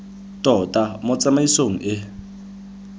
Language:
Tswana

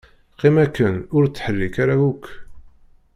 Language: Kabyle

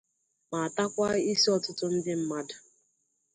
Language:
Igbo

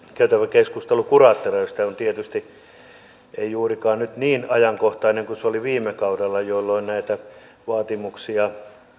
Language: Finnish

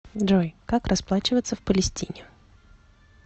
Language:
Russian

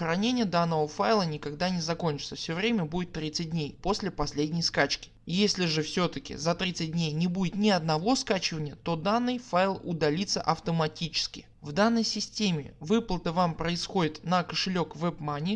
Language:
Russian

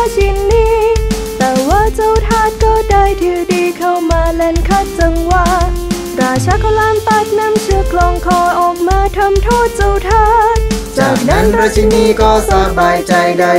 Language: Thai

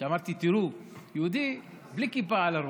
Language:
Hebrew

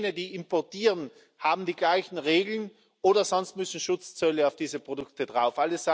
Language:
German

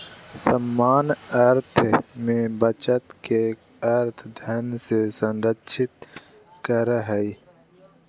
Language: Magahi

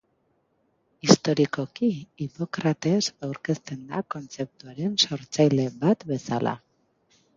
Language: Basque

